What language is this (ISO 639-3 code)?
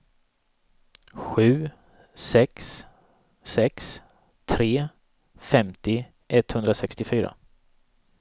swe